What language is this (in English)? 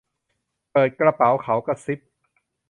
Thai